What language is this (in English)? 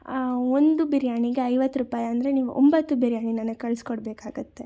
Kannada